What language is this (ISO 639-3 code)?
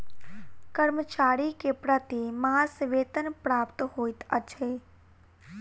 mai